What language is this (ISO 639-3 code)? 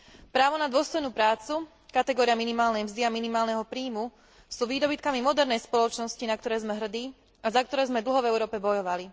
slk